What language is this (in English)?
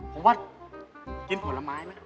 Thai